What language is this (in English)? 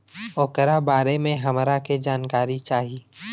Bhojpuri